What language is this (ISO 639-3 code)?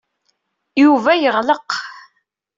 kab